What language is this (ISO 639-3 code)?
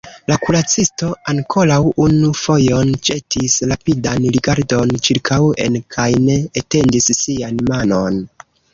epo